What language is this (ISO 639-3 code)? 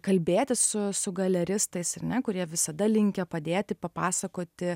lit